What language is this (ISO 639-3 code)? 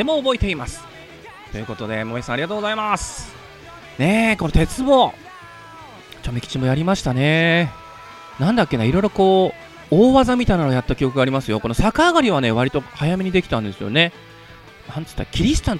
jpn